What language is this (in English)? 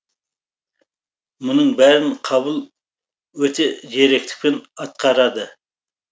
Kazakh